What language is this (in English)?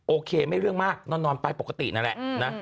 Thai